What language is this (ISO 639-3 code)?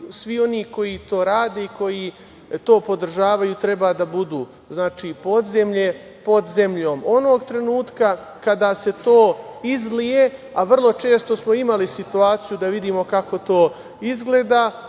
srp